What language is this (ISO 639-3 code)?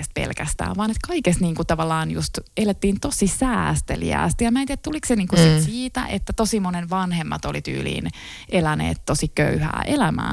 fin